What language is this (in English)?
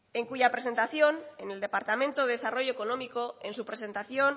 Spanish